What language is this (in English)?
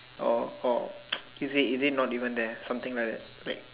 English